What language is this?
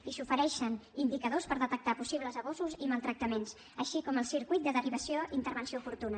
Catalan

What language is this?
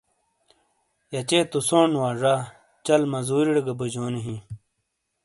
Shina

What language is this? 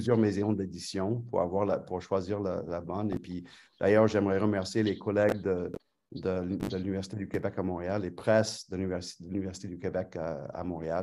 French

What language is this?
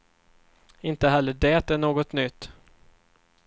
Swedish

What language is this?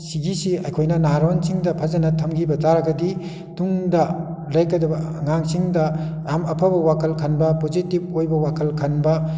Manipuri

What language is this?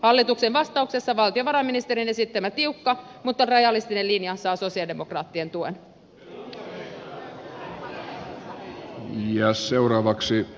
Finnish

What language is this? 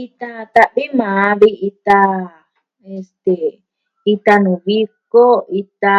Southwestern Tlaxiaco Mixtec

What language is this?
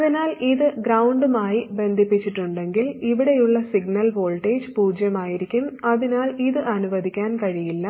Malayalam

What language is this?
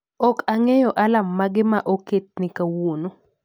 Luo (Kenya and Tanzania)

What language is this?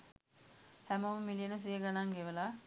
Sinhala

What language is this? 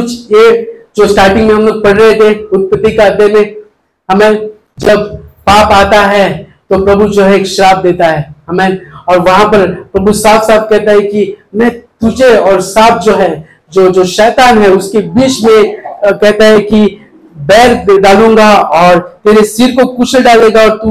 Hindi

